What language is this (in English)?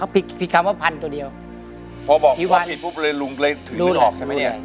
Thai